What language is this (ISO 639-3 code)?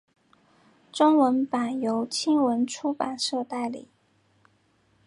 zho